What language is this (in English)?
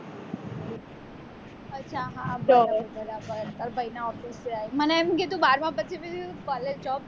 Gujarati